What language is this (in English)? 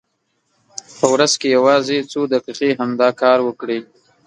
Pashto